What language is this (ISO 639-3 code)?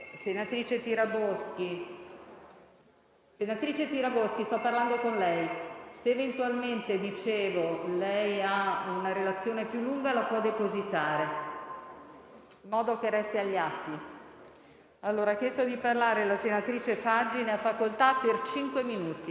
ita